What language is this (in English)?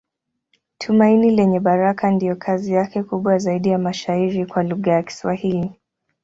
Swahili